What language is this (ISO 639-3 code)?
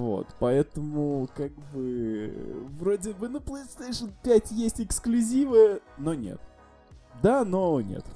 rus